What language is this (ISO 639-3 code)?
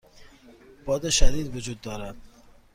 fas